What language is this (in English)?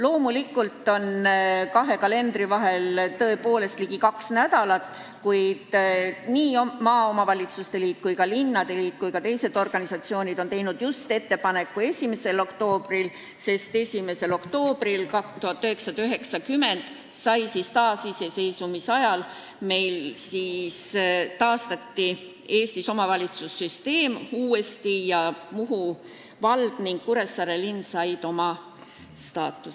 Estonian